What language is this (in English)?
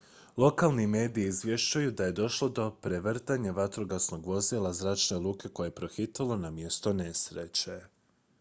Croatian